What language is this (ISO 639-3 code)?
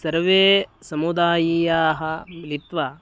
san